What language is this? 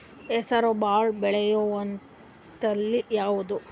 Kannada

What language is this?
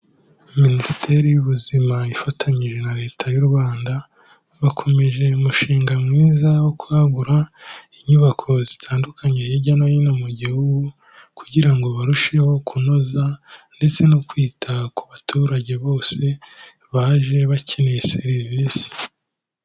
Kinyarwanda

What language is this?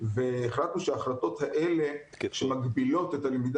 Hebrew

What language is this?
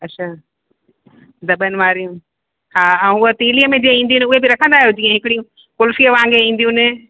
Sindhi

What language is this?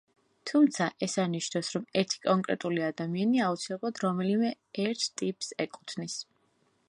Georgian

